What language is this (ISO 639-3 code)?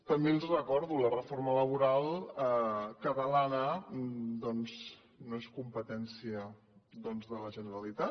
cat